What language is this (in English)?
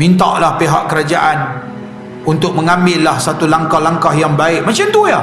Malay